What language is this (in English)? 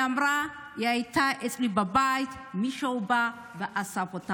Hebrew